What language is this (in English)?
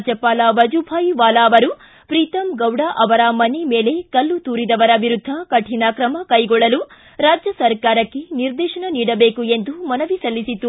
Kannada